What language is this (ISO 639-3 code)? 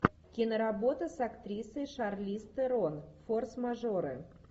rus